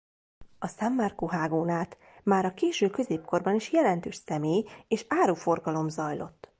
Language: Hungarian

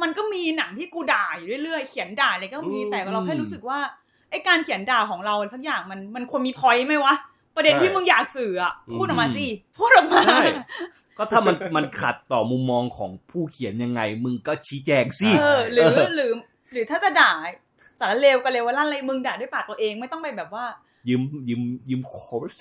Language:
Thai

